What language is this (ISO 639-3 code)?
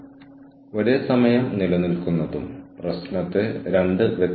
mal